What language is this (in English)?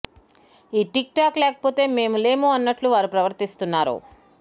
Telugu